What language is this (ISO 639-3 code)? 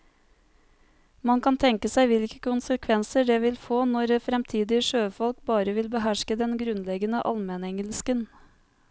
nor